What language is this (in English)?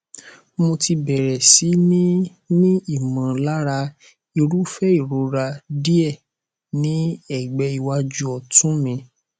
Yoruba